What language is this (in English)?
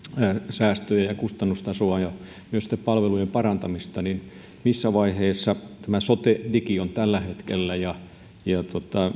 Finnish